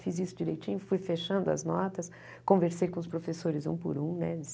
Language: Portuguese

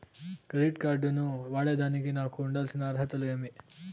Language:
Telugu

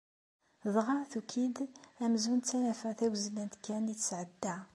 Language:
Kabyle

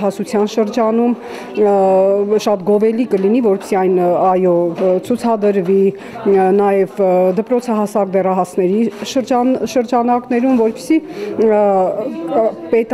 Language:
Romanian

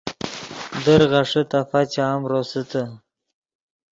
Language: Yidgha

